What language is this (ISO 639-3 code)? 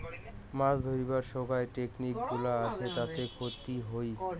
ben